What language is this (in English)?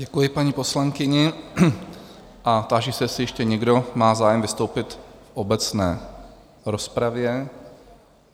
Czech